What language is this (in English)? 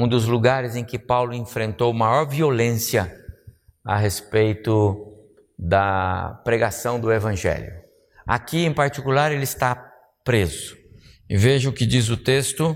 Portuguese